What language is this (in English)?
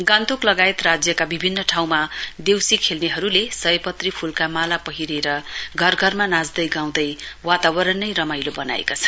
Nepali